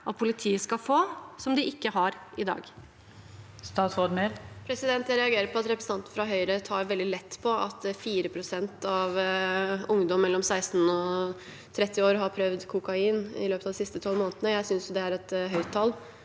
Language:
Norwegian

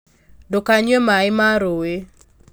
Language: Kikuyu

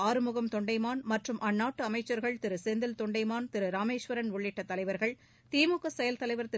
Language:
Tamil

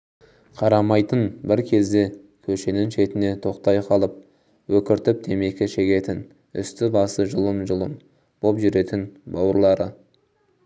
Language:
Kazakh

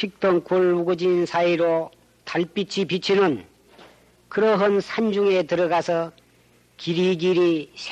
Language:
Korean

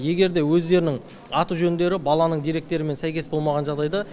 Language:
Kazakh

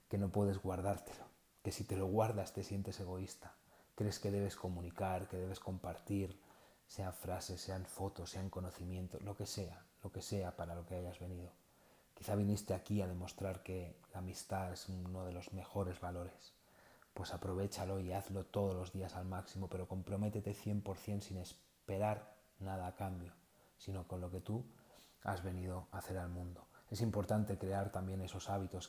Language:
Spanish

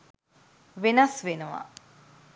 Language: Sinhala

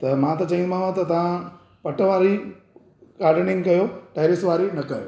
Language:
Sindhi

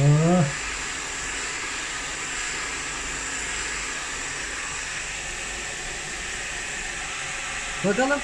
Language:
Turkish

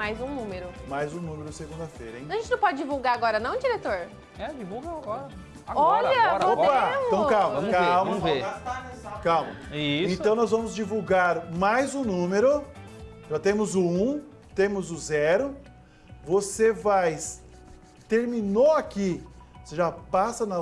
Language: Portuguese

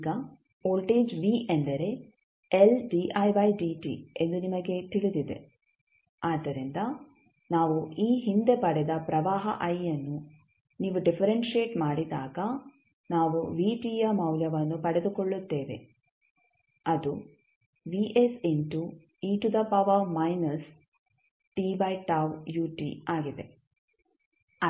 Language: Kannada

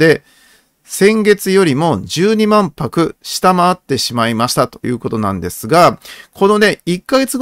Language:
Japanese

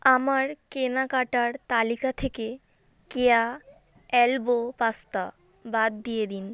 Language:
Bangla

